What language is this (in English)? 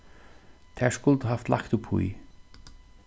Faroese